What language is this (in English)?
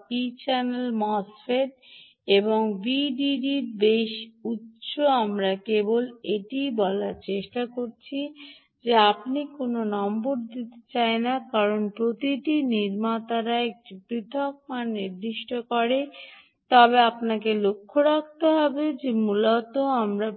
Bangla